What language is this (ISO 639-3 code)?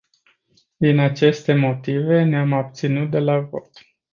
ron